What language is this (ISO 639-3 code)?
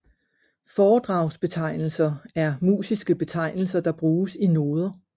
dan